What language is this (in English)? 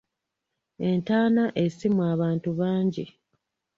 Ganda